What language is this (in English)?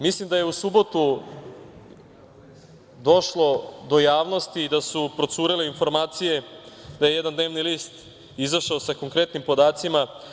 Serbian